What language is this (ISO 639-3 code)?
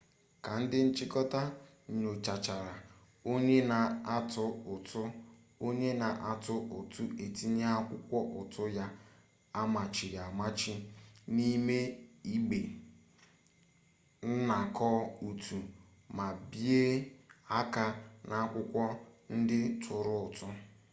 ibo